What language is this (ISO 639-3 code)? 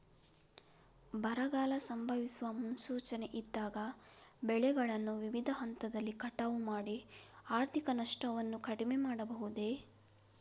kan